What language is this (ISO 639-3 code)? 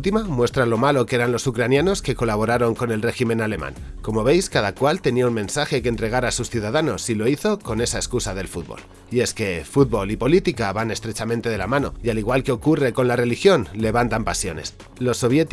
spa